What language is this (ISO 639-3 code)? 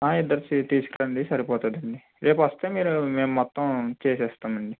tel